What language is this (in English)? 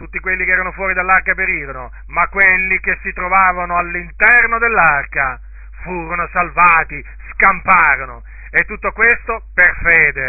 Italian